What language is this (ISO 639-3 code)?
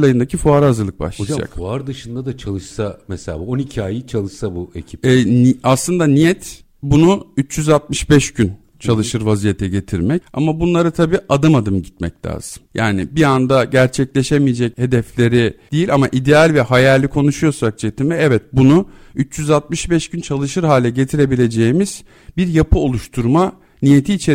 tur